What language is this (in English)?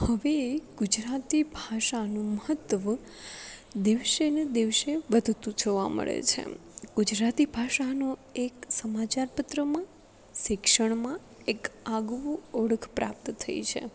Gujarati